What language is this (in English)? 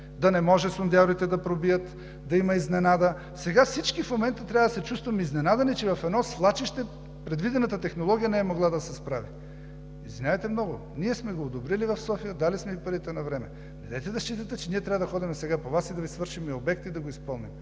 Bulgarian